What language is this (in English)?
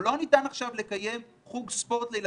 Hebrew